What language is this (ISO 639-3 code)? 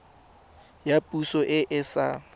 tsn